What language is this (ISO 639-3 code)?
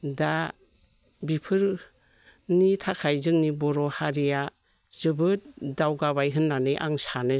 brx